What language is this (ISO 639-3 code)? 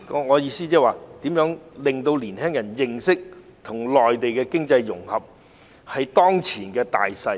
yue